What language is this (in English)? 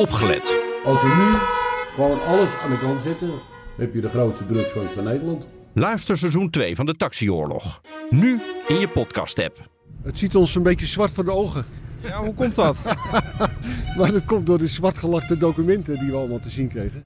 Dutch